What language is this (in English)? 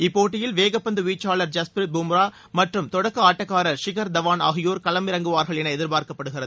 Tamil